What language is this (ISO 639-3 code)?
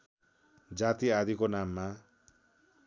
nep